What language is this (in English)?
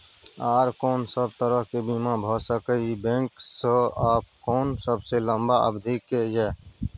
Maithili